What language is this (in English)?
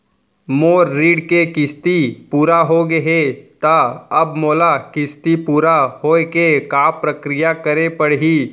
Chhattisgarhi